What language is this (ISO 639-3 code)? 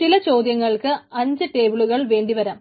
mal